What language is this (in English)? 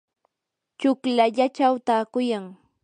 Yanahuanca Pasco Quechua